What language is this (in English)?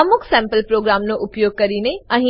Gujarati